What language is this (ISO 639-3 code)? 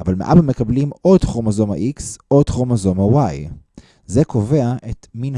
heb